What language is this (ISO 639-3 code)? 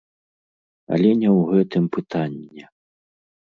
bel